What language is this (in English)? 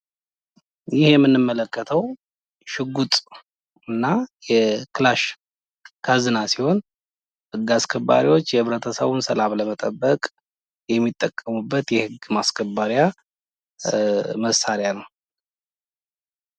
Amharic